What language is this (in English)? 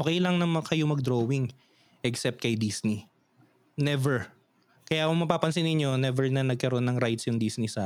Filipino